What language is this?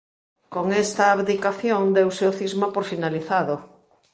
Galician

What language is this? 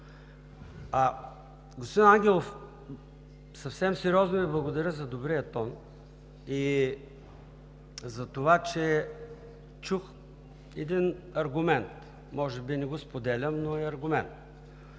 Bulgarian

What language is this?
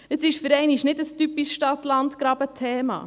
Swiss German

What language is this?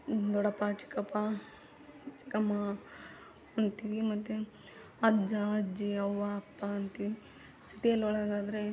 Kannada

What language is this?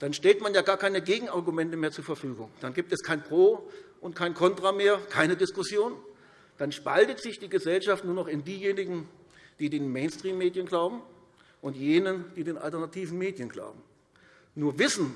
German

